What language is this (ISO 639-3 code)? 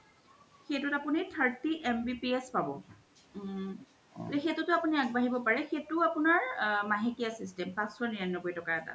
asm